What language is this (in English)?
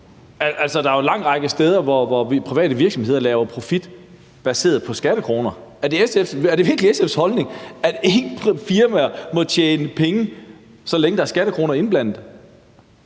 Danish